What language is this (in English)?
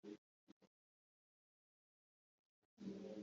Kinyarwanda